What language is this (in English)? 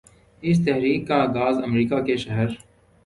Urdu